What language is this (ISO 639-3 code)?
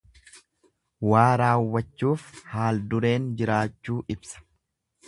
orm